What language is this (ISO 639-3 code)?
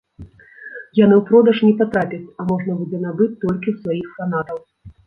bel